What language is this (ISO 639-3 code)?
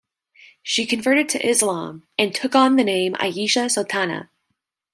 eng